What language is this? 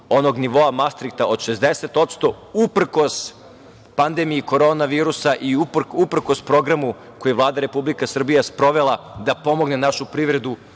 Serbian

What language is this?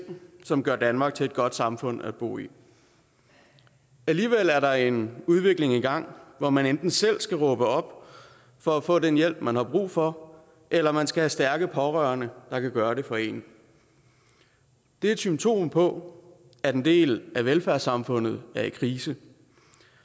Danish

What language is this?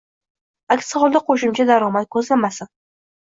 Uzbek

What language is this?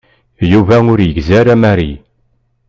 Kabyle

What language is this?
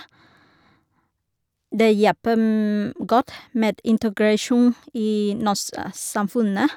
Norwegian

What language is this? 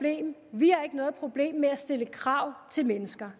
Danish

